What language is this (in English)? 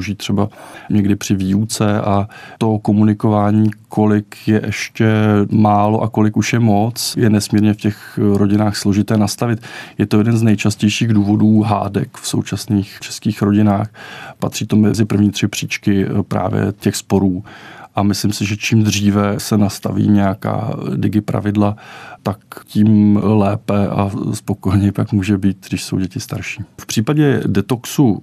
Czech